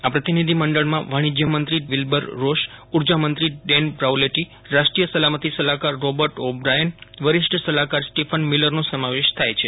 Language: Gujarati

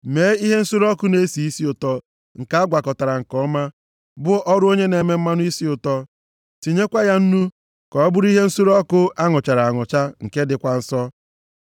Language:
Igbo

